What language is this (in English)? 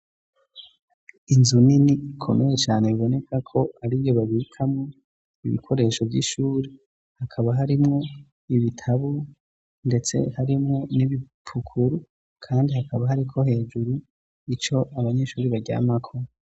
Rundi